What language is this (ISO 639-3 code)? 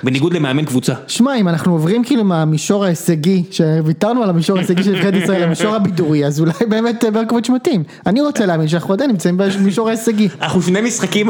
heb